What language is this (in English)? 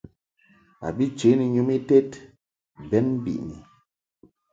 Mungaka